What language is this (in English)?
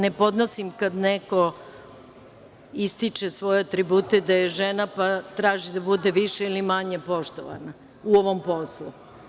Serbian